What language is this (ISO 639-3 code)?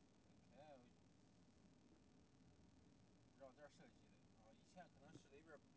zho